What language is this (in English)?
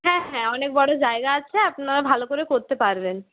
Bangla